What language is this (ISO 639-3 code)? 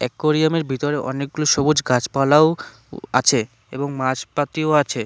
ben